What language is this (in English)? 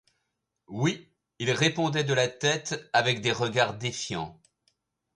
French